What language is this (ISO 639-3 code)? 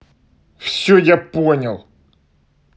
rus